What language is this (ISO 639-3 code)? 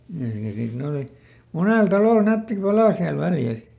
fin